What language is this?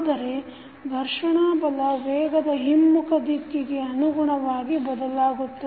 Kannada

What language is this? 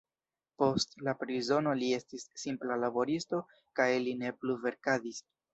Esperanto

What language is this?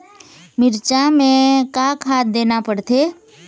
Chhattisgarhi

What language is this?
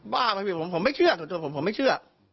Thai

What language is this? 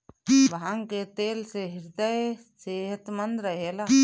Bhojpuri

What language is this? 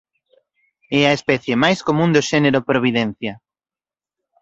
Galician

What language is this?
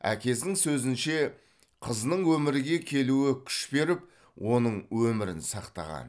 Kazakh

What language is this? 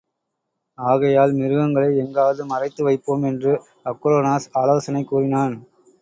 Tamil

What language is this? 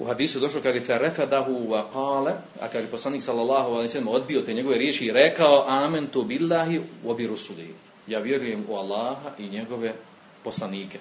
Croatian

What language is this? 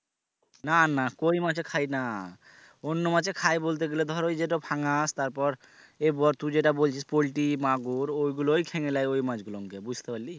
Bangla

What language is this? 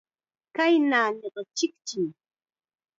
Chiquián Ancash Quechua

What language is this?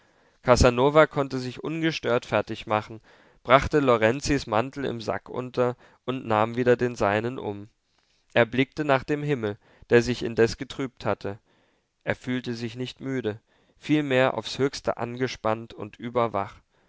German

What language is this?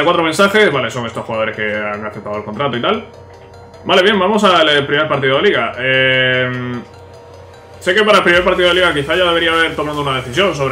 Spanish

